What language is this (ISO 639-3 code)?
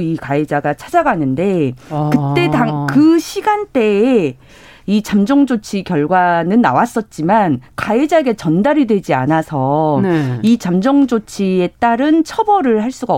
kor